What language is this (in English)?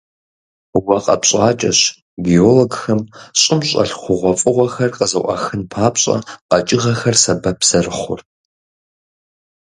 Kabardian